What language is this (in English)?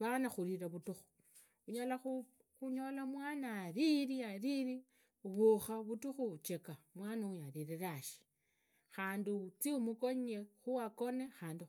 Idakho-Isukha-Tiriki